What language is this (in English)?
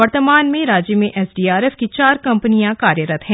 Hindi